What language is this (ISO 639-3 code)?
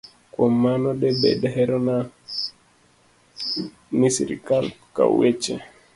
luo